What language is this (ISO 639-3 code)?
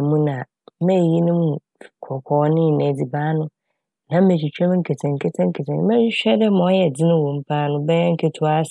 aka